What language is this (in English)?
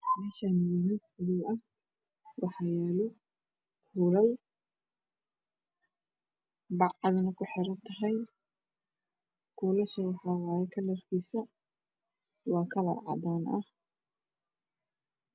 Somali